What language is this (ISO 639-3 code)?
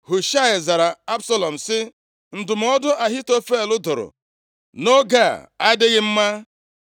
ibo